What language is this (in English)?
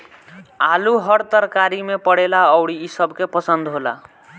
Bhojpuri